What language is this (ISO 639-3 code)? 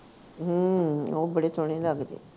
pan